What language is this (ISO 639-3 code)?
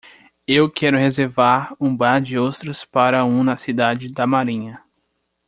por